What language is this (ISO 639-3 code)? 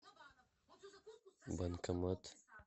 rus